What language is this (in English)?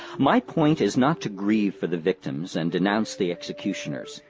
English